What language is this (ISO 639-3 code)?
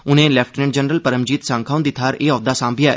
doi